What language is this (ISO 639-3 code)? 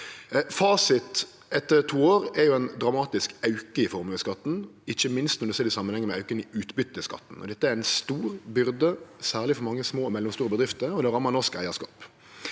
nor